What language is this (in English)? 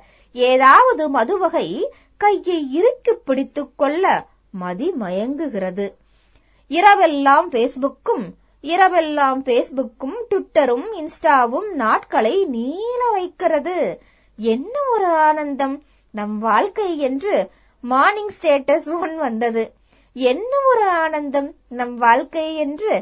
Tamil